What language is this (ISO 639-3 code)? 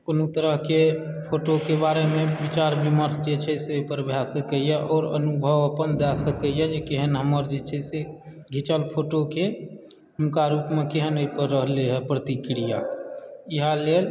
mai